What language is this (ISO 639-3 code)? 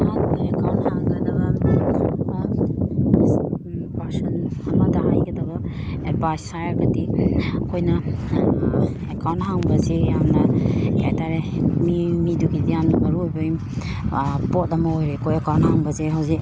mni